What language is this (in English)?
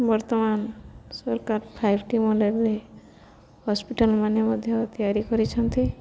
Odia